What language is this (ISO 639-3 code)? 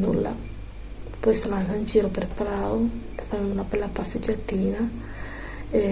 ita